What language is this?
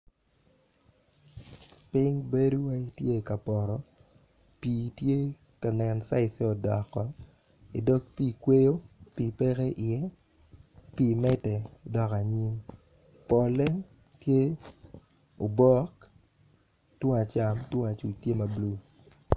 Acoli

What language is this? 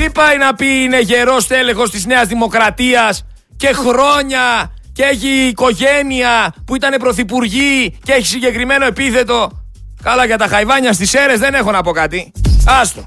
Greek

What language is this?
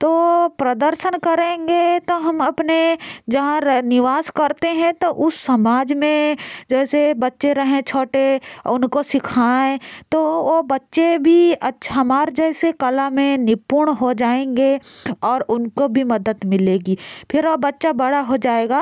Hindi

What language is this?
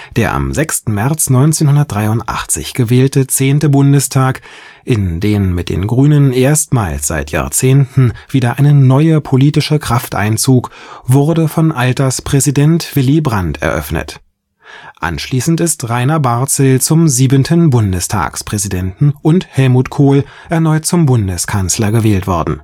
German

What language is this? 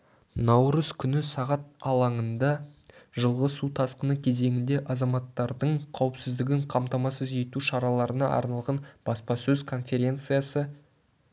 Kazakh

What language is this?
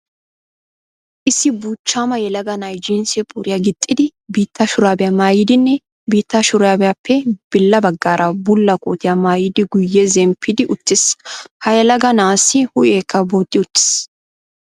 Wolaytta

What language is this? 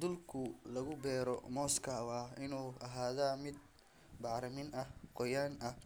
Somali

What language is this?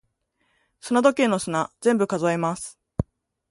Japanese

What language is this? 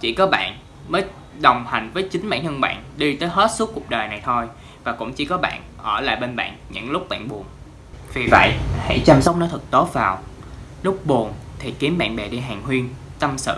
Vietnamese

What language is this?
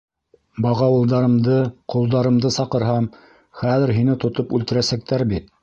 Bashkir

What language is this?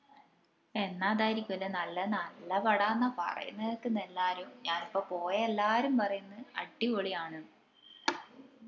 Malayalam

